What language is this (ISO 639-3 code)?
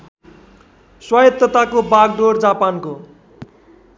nep